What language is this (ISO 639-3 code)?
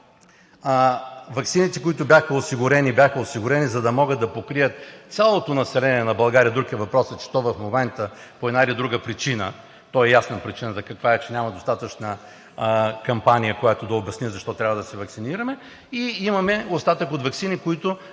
bul